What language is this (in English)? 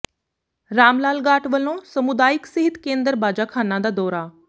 Punjabi